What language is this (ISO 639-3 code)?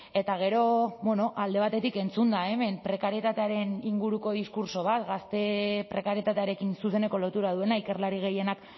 eus